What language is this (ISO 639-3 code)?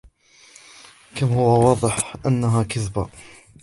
ara